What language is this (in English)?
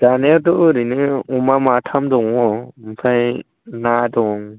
Bodo